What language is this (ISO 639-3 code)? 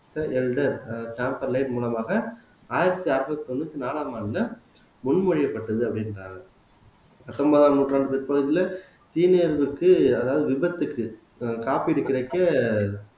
tam